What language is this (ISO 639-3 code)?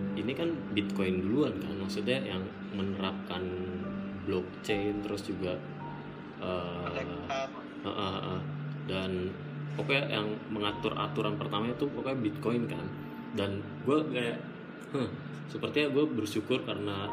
ind